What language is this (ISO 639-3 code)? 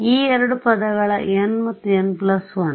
kan